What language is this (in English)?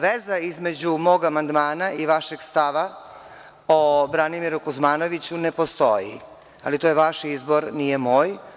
Serbian